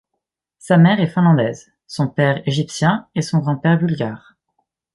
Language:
French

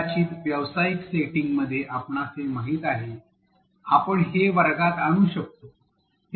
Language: Marathi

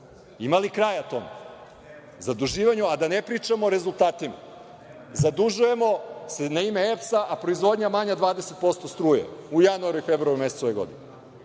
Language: Serbian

